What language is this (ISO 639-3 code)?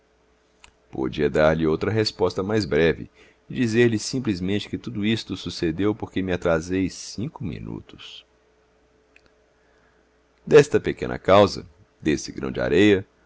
por